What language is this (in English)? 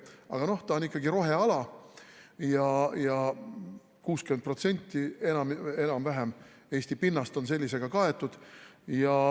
Estonian